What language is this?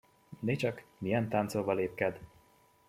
Hungarian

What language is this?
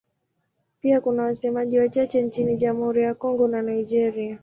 Swahili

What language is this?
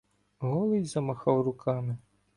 Ukrainian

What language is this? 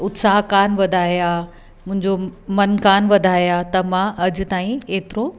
Sindhi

